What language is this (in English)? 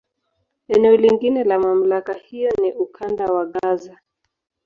Swahili